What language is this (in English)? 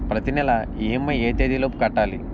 Telugu